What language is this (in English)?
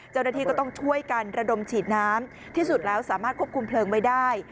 Thai